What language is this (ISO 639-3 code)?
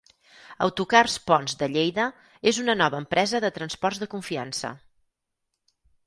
cat